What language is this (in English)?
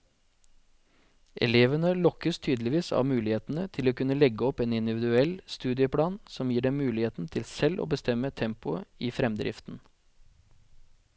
Norwegian